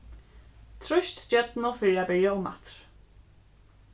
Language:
Faroese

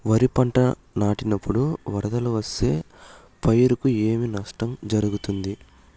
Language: Telugu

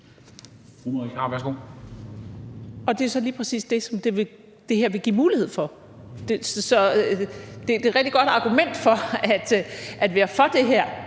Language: Danish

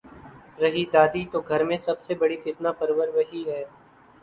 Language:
Urdu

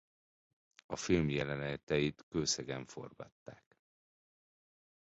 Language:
Hungarian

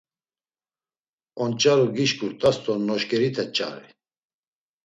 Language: Laz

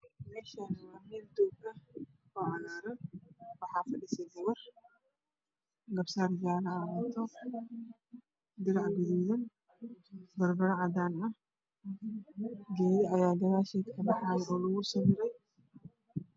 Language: Somali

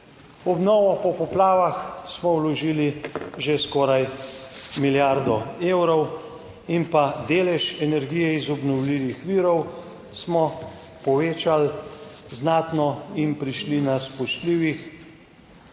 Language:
Slovenian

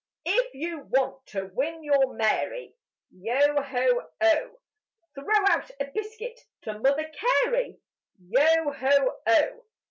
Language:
English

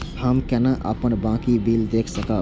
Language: Maithili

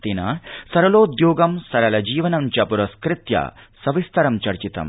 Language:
Sanskrit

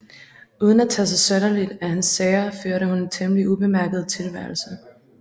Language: Danish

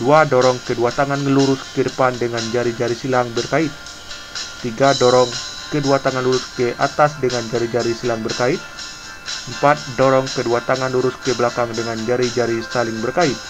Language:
Indonesian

